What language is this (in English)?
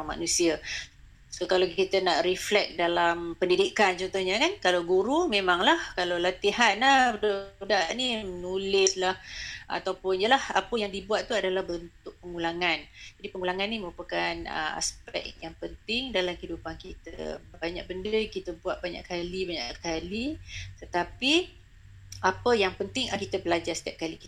Malay